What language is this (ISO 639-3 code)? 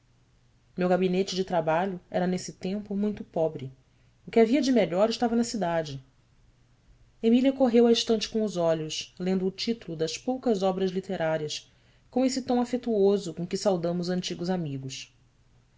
por